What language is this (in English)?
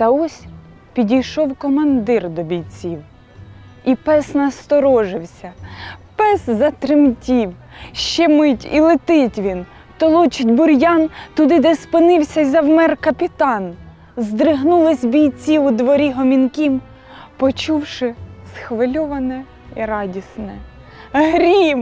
Ukrainian